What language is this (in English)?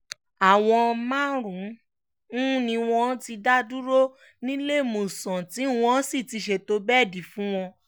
Yoruba